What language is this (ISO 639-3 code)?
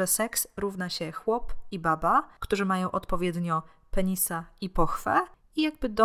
pol